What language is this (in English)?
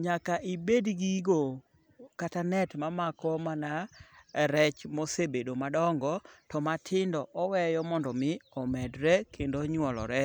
Luo (Kenya and Tanzania)